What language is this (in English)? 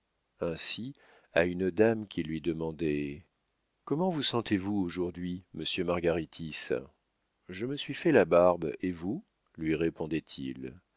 French